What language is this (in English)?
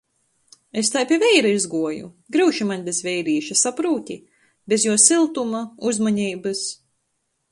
Latgalian